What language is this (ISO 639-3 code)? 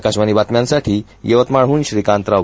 mar